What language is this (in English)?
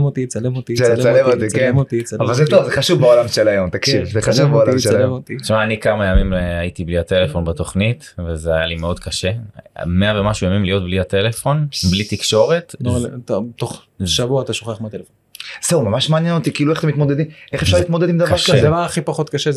Hebrew